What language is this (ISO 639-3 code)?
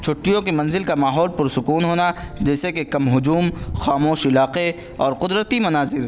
urd